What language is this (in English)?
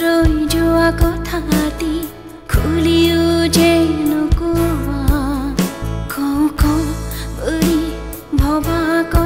Latvian